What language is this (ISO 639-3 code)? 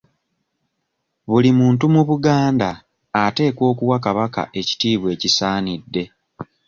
lug